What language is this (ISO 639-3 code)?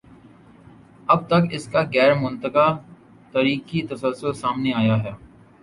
urd